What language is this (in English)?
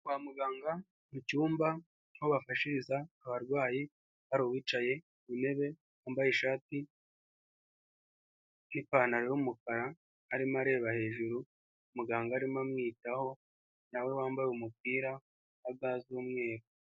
Kinyarwanda